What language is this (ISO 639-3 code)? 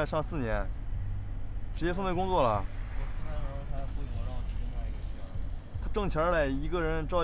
zho